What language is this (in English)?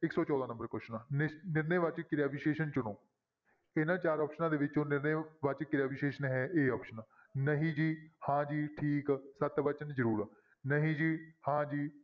Punjabi